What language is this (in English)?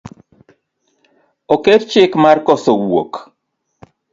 Luo (Kenya and Tanzania)